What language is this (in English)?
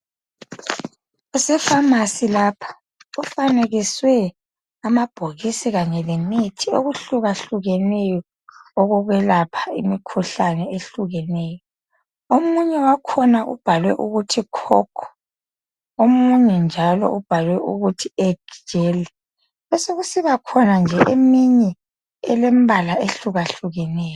North Ndebele